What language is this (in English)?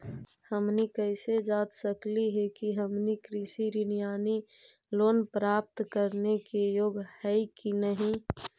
Magahi